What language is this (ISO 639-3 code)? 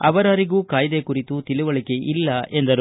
kan